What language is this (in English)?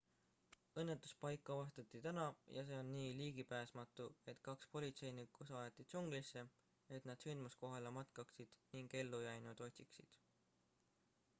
Estonian